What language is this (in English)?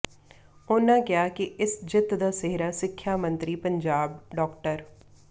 Punjabi